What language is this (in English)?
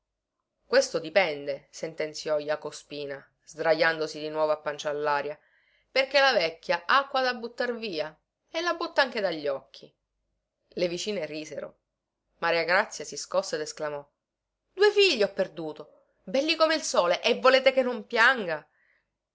Italian